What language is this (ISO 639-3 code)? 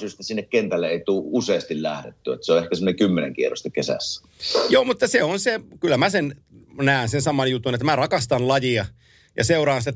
fin